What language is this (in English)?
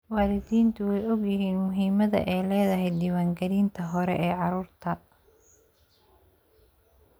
Somali